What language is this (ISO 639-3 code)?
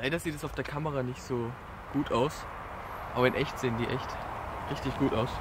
deu